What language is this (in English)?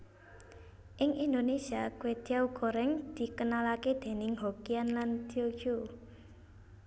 Javanese